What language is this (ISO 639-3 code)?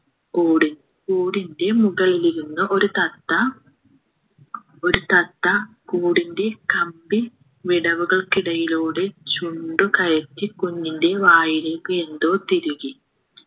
mal